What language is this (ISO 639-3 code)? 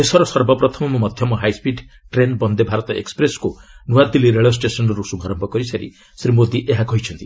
ori